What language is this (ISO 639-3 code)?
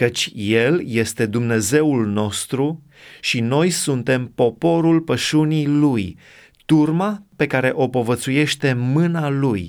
ron